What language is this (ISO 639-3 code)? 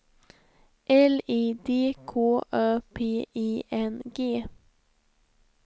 swe